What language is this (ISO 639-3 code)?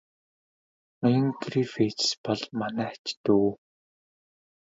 mon